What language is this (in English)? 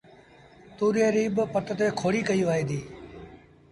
Sindhi Bhil